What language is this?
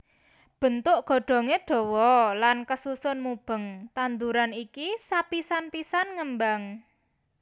Javanese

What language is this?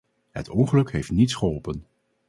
Dutch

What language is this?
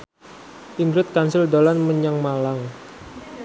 Javanese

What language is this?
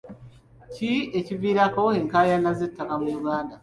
Ganda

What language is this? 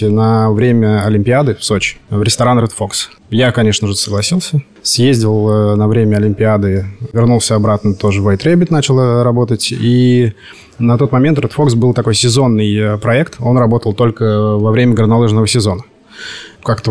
Russian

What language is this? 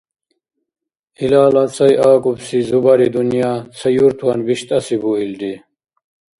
Dargwa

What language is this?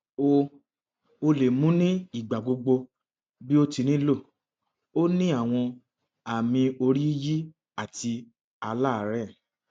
Yoruba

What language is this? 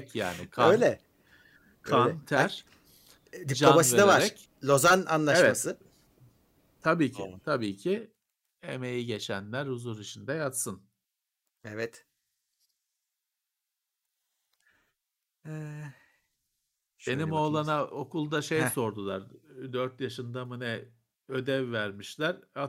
Turkish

